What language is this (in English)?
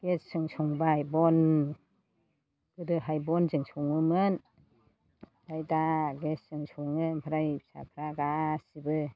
Bodo